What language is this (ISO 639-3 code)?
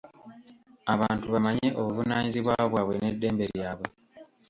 lug